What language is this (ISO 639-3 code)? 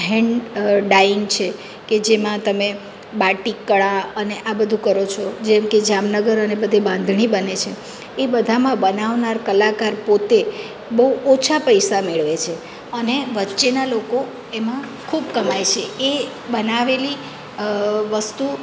guj